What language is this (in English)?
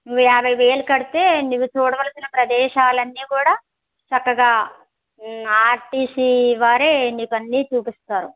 Telugu